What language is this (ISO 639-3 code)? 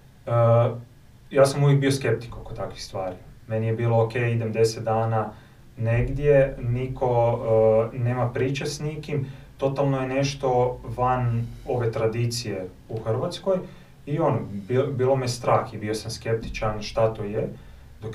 hrv